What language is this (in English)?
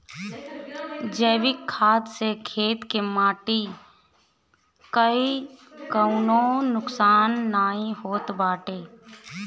Bhojpuri